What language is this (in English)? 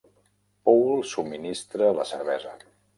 Catalan